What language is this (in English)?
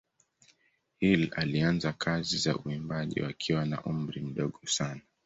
Swahili